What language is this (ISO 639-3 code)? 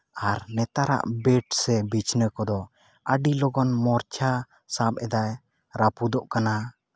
sat